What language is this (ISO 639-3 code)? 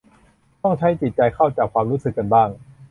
tha